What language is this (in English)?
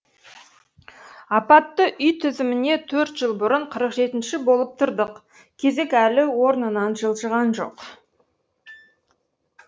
Kazakh